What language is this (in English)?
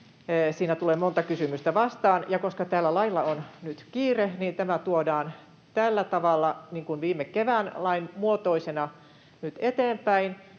Finnish